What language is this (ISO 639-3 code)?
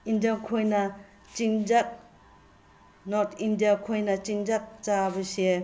mni